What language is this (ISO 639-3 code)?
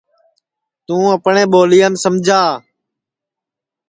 ssi